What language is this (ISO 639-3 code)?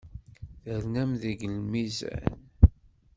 kab